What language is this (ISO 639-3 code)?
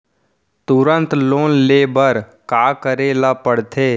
hne